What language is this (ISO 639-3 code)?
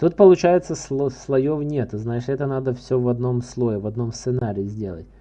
rus